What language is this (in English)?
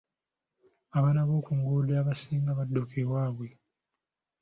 Ganda